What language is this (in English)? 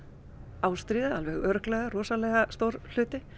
Icelandic